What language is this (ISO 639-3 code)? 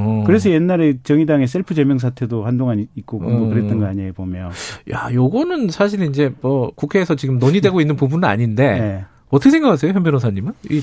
kor